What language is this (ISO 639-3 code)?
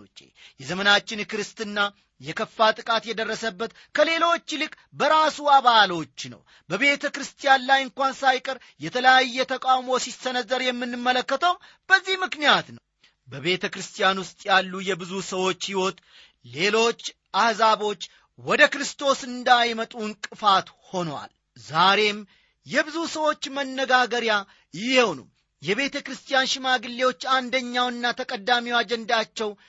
amh